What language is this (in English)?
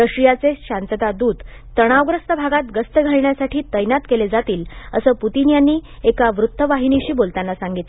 Marathi